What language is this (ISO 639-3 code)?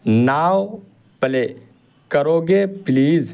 urd